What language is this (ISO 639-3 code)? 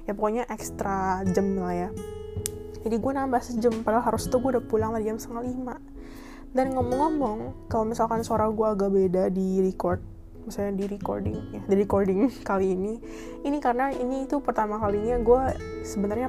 ind